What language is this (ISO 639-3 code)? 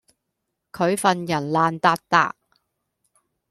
yue